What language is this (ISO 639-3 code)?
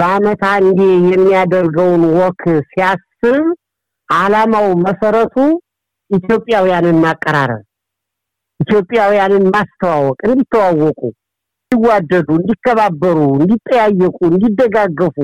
amh